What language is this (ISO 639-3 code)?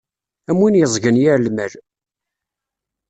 kab